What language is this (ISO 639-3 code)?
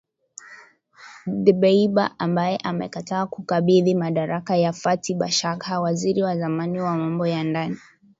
swa